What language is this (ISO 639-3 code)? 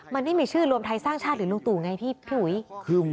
tha